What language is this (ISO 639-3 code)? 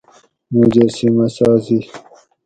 gwc